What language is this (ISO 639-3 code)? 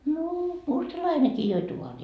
fin